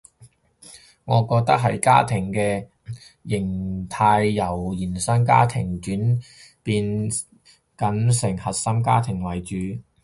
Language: Cantonese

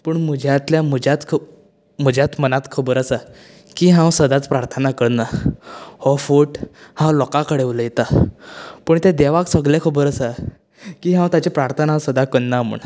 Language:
Konkani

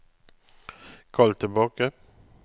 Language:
Norwegian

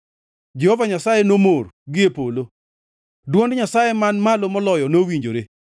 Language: Luo (Kenya and Tanzania)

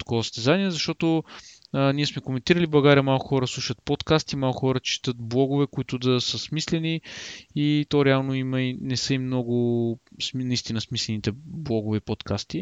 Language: Bulgarian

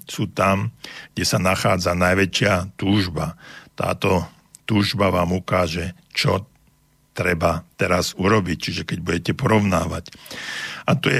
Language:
Slovak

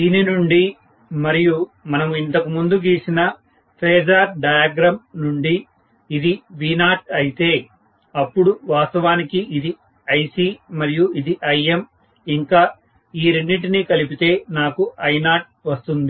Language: Telugu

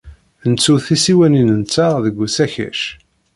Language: Kabyle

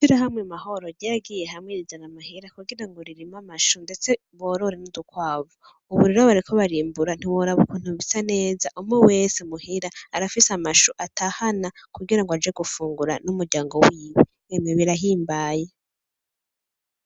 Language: Rundi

